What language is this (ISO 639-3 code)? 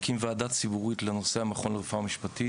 heb